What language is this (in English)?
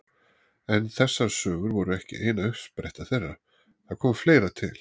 Icelandic